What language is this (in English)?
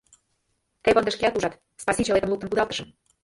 Mari